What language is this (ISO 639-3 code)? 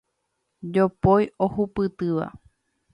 grn